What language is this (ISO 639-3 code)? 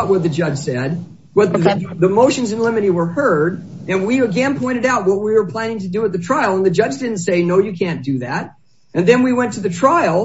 eng